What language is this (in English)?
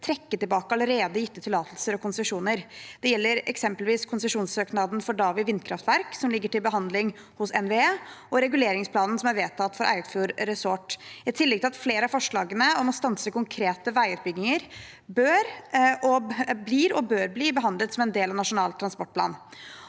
Norwegian